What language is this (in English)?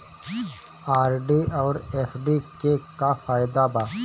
Bhojpuri